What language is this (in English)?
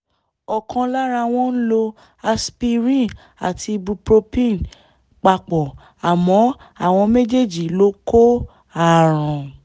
Yoruba